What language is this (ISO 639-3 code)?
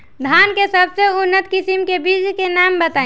bho